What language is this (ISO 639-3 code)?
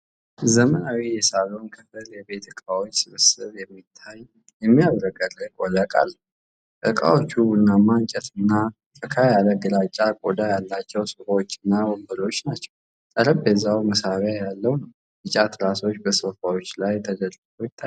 amh